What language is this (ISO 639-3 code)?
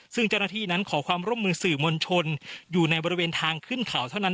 tha